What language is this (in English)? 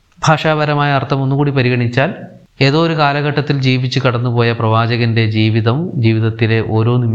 Malayalam